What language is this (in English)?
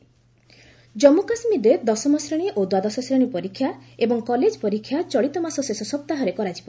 Odia